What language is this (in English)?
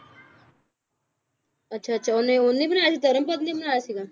Punjabi